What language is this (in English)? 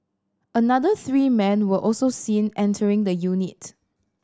English